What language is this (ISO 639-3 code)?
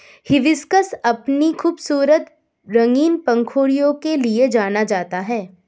hin